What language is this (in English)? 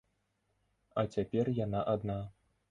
Belarusian